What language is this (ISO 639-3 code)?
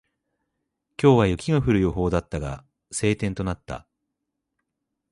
jpn